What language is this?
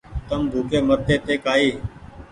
Goaria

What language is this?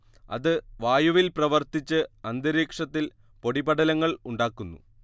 Malayalam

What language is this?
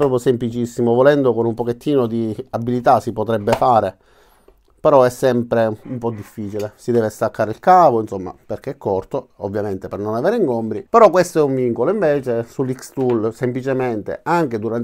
Italian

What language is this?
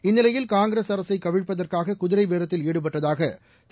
Tamil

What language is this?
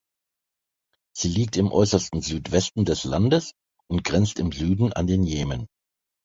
German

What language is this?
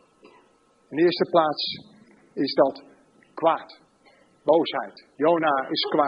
Dutch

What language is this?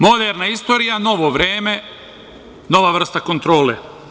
Serbian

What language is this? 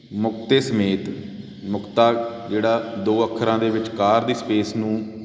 Punjabi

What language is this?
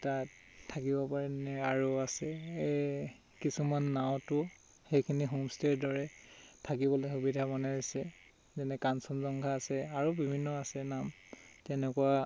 Assamese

